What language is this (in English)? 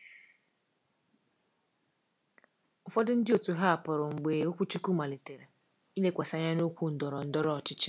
Igbo